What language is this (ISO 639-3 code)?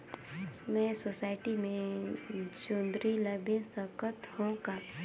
hne